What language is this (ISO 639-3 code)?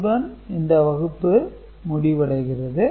tam